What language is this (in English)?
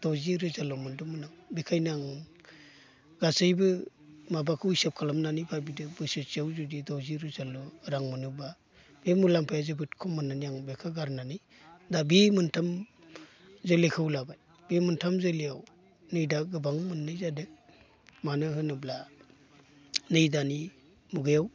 Bodo